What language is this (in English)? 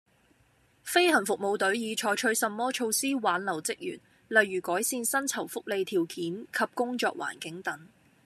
Cantonese